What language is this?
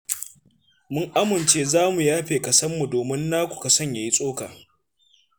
Hausa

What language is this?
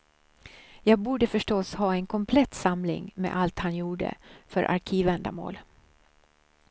Swedish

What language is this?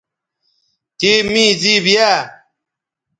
Bateri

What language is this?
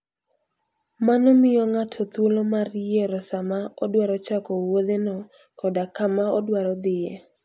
Luo (Kenya and Tanzania)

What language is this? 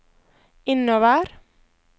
Norwegian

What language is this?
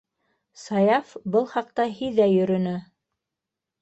Bashkir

